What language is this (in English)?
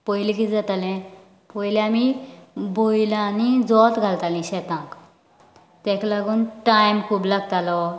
Konkani